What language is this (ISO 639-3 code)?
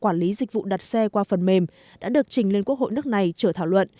vie